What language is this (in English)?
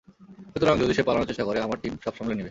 Bangla